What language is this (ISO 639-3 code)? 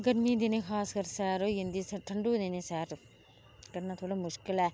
doi